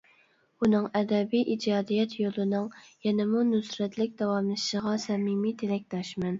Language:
Uyghur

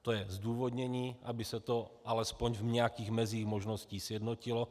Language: Czech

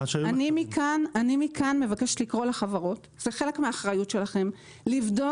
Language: Hebrew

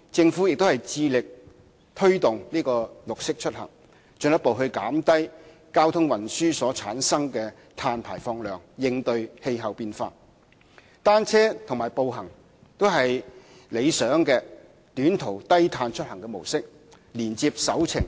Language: Cantonese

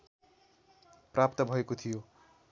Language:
Nepali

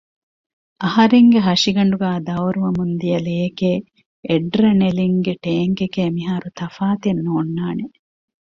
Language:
Divehi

